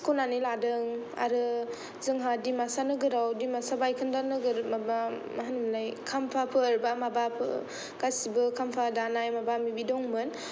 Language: Bodo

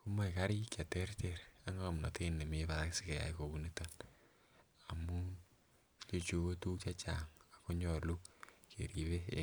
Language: Kalenjin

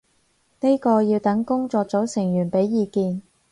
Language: Cantonese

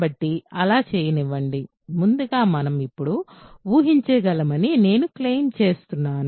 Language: Telugu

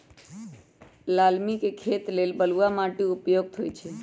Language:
Magahi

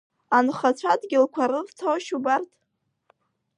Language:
Abkhazian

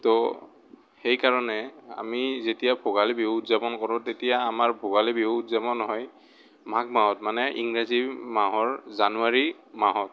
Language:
Assamese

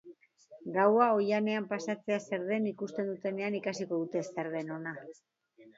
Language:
Basque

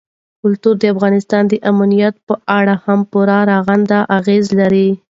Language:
Pashto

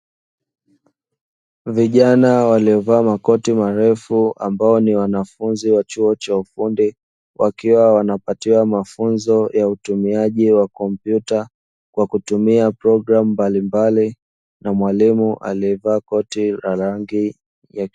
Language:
Swahili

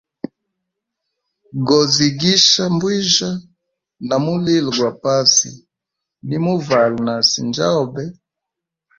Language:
Hemba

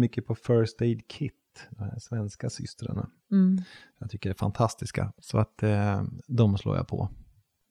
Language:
Swedish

